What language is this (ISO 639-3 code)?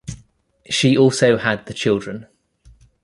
eng